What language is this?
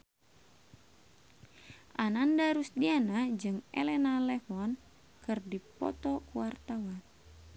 Sundanese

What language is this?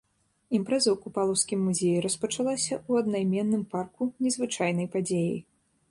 Belarusian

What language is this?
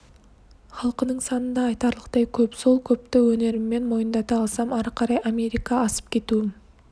Kazakh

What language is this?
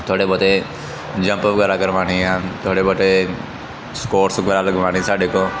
Punjabi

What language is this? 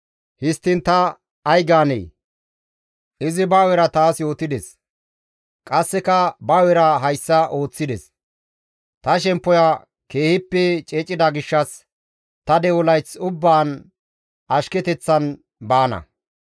Gamo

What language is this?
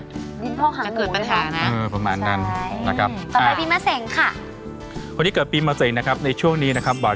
Thai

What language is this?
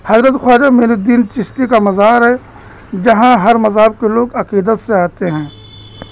Urdu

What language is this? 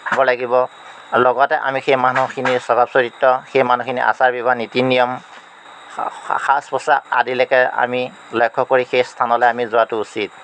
Assamese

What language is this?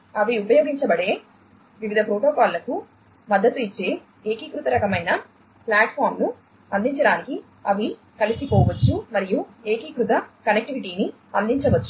Telugu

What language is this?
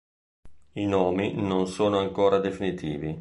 Italian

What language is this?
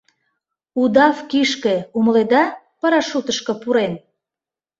Mari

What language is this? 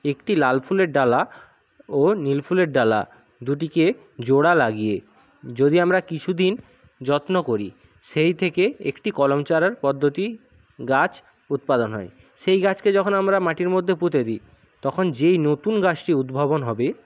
Bangla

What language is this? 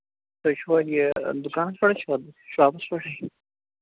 Kashmiri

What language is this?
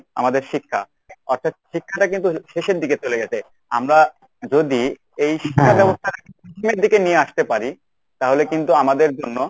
Bangla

